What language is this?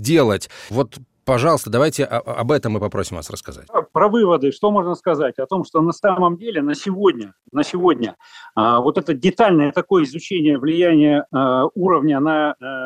Russian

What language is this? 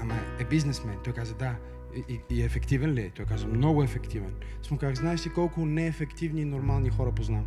Bulgarian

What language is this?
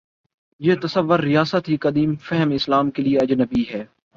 Urdu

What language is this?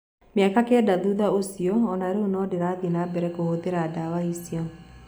Kikuyu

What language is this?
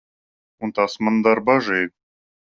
Latvian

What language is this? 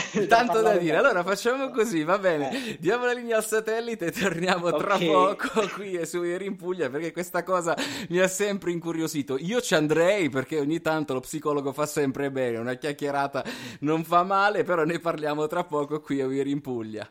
Italian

